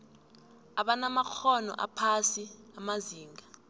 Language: South Ndebele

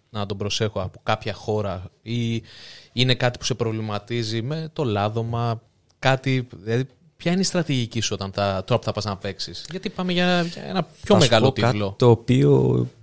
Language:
Greek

